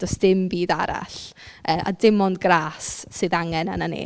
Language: Welsh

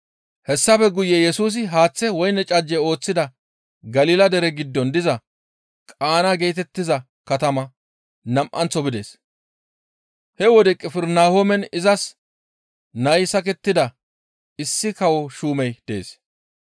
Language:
Gamo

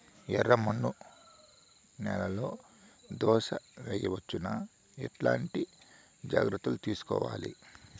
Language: Telugu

